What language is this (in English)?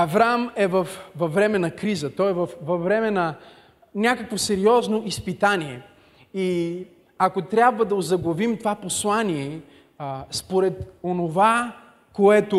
Bulgarian